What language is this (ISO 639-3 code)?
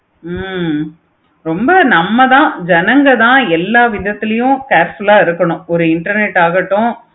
tam